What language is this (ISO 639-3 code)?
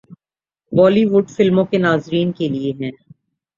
urd